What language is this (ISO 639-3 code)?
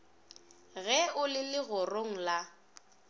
nso